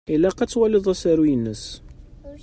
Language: Kabyle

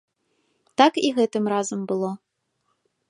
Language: Belarusian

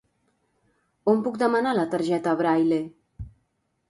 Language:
Catalan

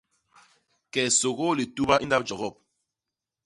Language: Basaa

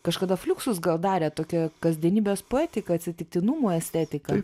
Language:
Lithuanian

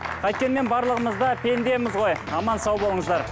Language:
Kazakh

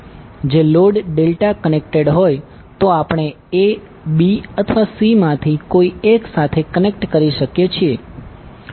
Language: Gujarati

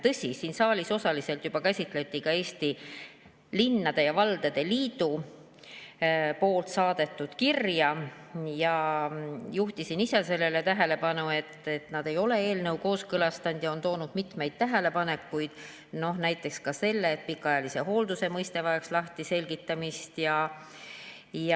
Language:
Estonian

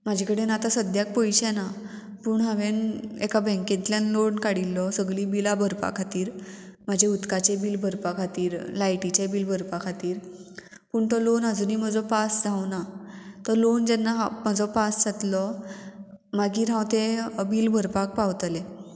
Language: Konkani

